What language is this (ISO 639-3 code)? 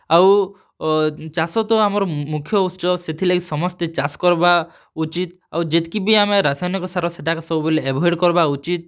ori